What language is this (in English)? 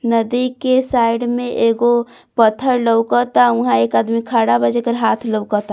Bhojpuri